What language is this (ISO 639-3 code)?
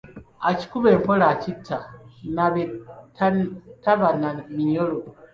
lug